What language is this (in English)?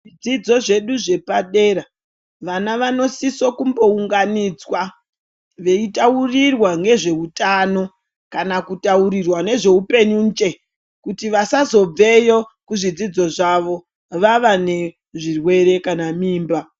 Ndau